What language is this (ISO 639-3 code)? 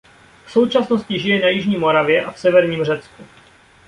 ces